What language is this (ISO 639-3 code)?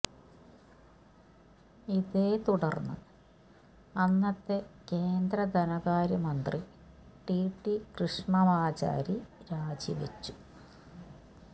mal